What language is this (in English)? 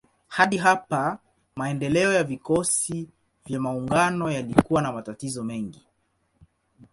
Swahili